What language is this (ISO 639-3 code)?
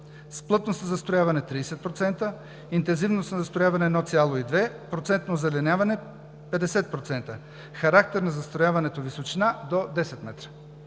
bul